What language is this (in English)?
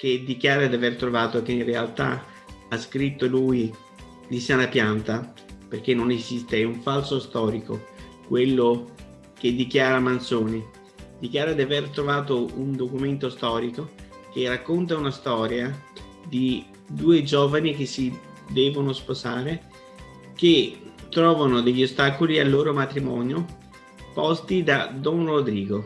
Italian